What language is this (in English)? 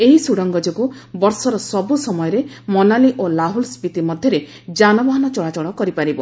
Odia